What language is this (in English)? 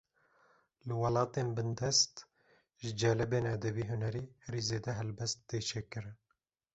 Kurdish